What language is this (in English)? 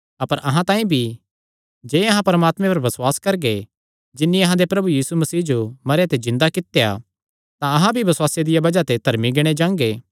Kangri